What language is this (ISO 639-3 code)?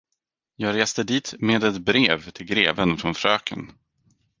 swe